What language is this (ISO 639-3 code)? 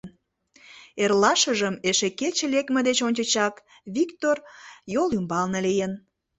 chm